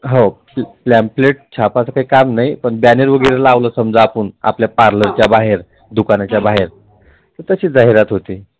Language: Marathi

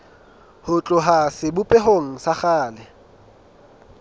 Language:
Southern Sotho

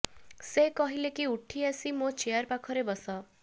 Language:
Odia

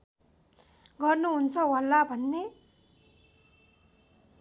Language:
Nepali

